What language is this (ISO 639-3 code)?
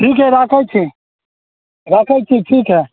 mai